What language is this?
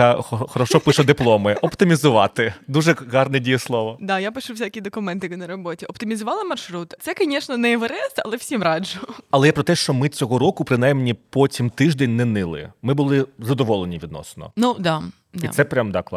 Ukrainian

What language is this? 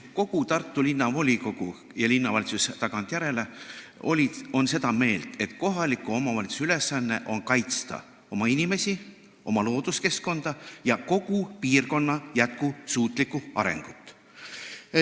Estonian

